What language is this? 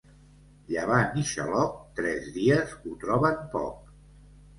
Catalan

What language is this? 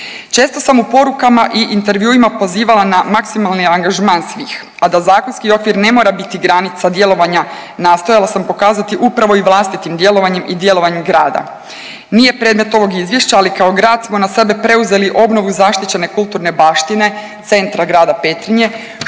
Croatian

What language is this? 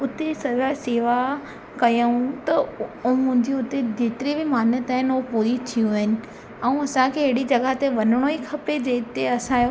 Sindhi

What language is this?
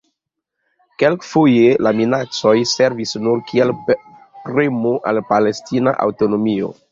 Esperanto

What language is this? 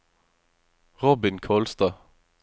Norwegian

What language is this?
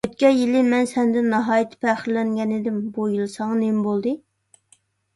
Uyghur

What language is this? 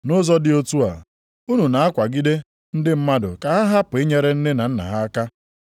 Igbo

